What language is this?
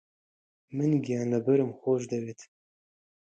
Central Kurdish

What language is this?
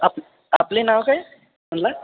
Marathi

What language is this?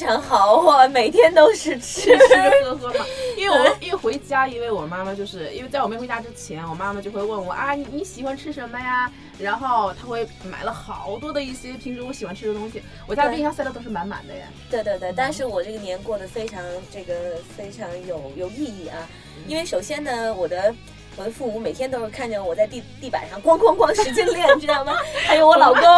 Chinese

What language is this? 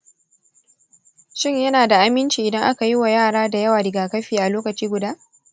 Hausa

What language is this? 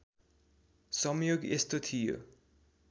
Nepali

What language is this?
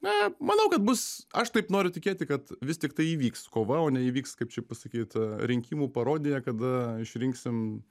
Lithuanian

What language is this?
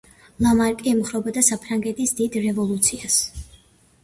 Georgian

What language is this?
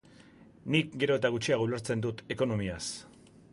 Basque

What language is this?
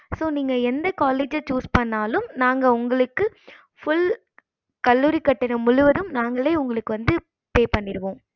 Tamil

